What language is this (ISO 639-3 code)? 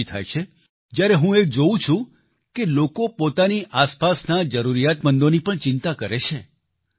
guj